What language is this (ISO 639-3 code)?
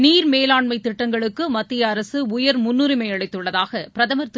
tam